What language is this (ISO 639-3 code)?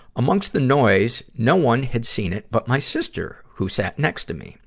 eng